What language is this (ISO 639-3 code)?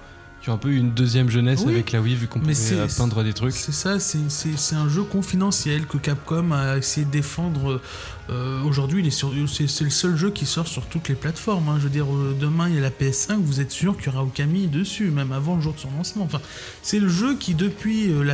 fra